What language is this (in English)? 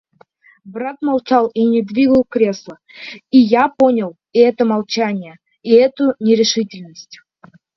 Russian